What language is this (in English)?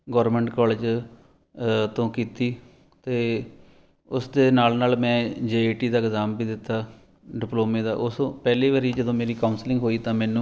Punjabi